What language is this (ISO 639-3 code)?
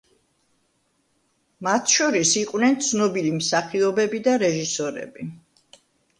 kat